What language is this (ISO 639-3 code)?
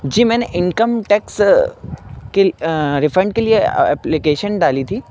urd